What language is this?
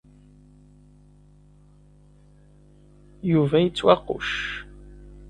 Kabyle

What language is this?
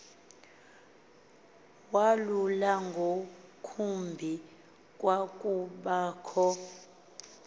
Xhosa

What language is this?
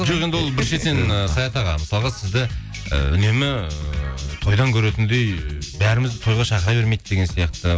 Kazakh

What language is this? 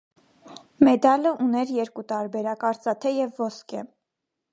Armenian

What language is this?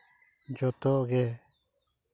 Santali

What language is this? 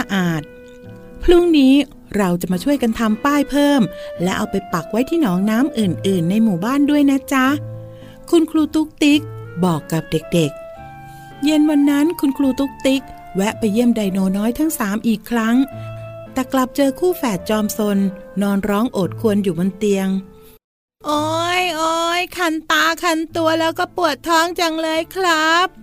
Thai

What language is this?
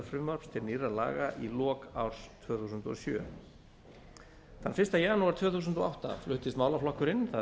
Icelandic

